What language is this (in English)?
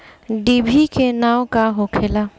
Bhojpuri